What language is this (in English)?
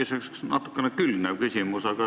Estonian